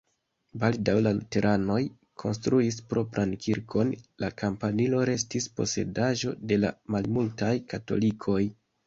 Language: Esperanto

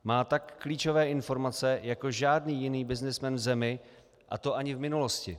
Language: Czech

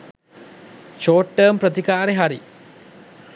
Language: Sinhala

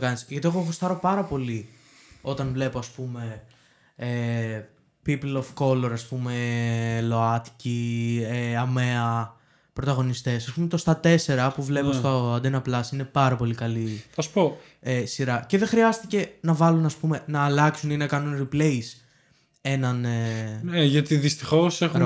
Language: Greek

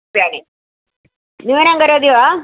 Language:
Sanskrit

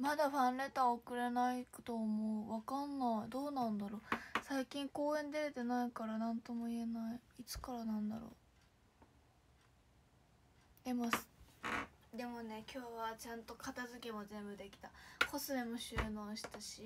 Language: Japanese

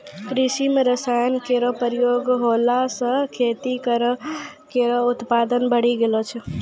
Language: Maithili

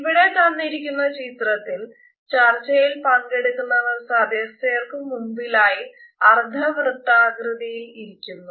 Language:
Malayalam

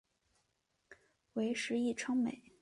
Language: Chinese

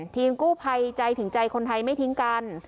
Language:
Thai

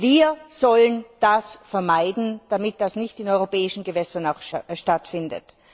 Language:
German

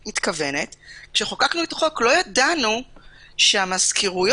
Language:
Hebrew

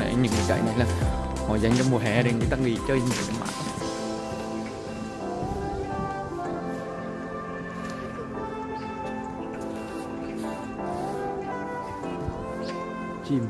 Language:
Vietnamese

